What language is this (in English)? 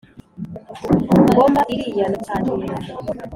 Kinyarwanda